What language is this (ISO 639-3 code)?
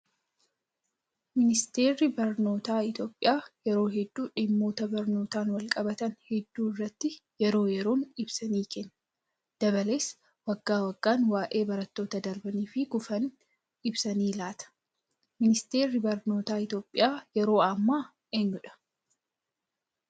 orm